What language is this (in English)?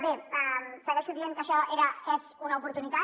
Catalan